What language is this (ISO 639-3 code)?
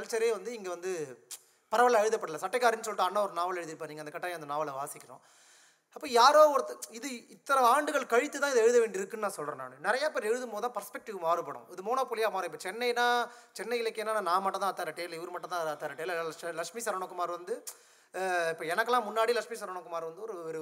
tam